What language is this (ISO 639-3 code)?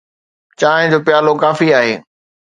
snd